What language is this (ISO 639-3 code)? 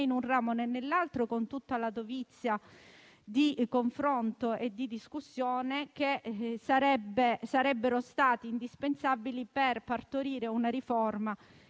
ita